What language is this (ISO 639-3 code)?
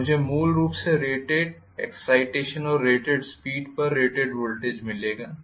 hin